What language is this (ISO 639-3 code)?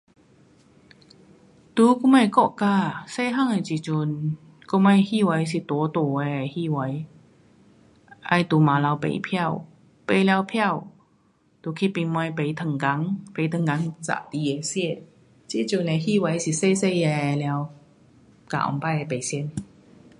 cpx